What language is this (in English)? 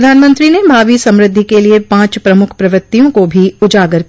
Hindi